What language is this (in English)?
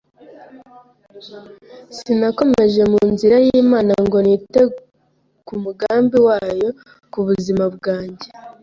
Kinyarwanda